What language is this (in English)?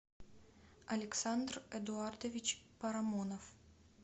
Russian